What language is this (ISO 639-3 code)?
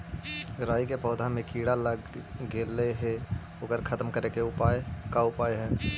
mag